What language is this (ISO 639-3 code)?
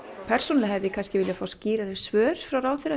isl